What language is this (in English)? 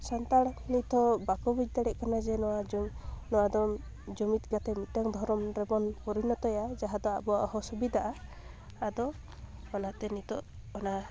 Santali